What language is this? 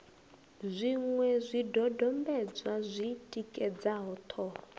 Venda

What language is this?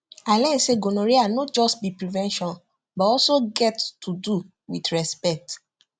Nigerian Pidgin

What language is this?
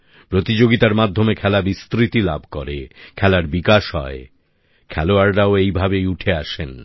Bangla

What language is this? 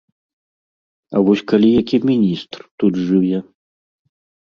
Belarusian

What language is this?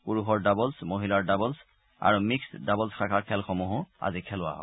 Assamese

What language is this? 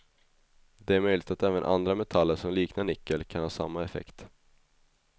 Swedish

